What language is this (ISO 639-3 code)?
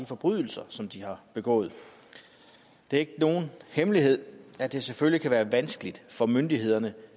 dan